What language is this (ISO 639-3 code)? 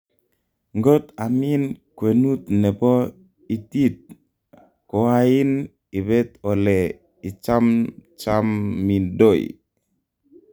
kln